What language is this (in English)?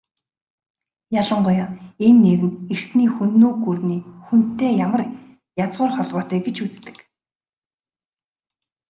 Mongolian